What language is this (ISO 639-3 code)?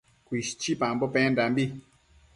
mcf